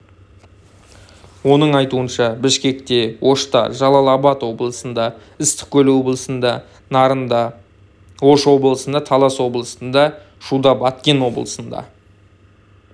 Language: Kazakh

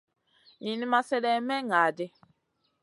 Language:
Masana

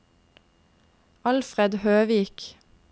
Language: Norwegian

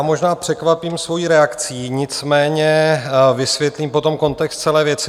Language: Czech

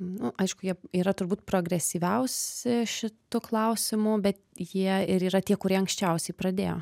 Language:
Lithuanian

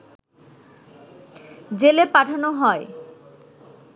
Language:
Bangla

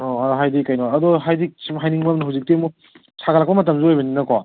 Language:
Manipuri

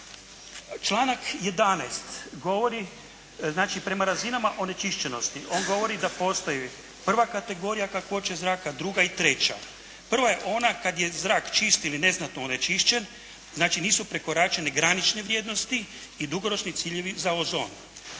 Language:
Croatian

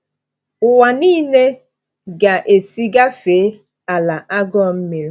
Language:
Igbo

